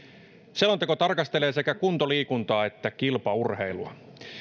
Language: Finnish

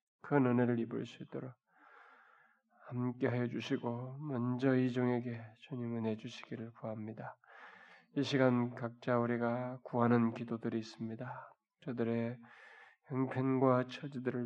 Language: Korean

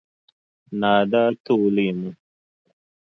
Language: Dagbani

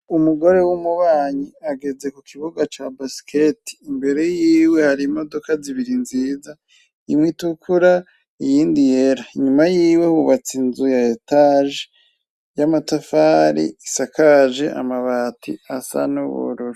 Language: Rundi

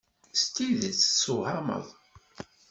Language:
Kabyle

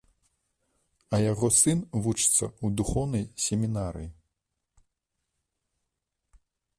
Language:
Belarusian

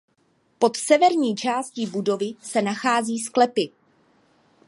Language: Czech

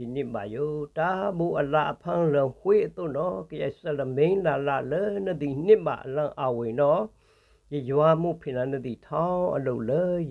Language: Vietnamese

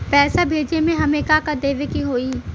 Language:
Bhojpuri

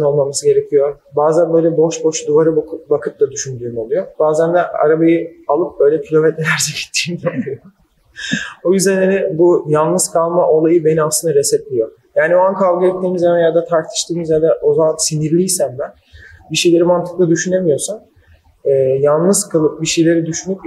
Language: Turkish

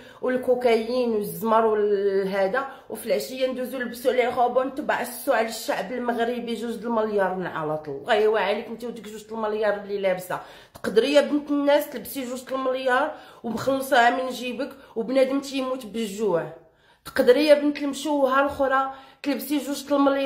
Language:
Arabic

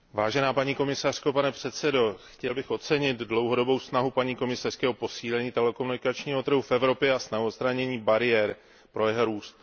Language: Czech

